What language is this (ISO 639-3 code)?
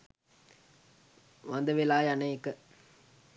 sin